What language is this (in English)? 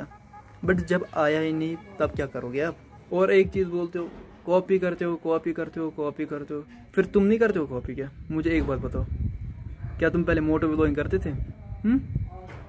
Hindi